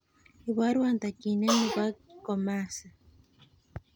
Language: Kalenjin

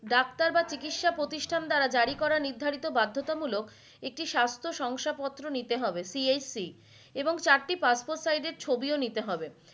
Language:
Bangla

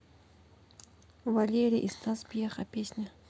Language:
Russian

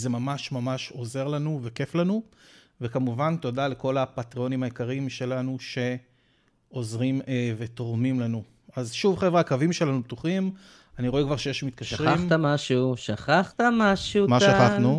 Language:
Hebrew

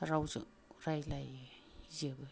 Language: Bodo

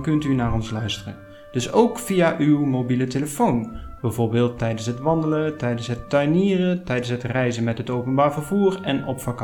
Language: Dutch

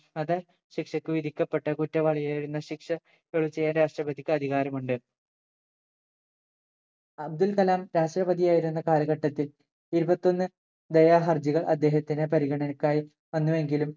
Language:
Malayalam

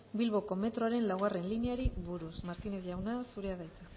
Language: Basque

